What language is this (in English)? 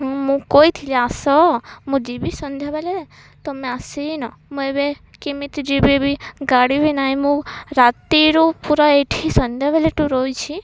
Odia